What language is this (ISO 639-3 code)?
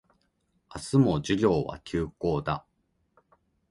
jpn